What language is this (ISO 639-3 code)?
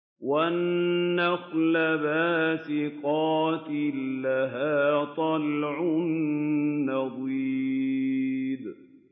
ara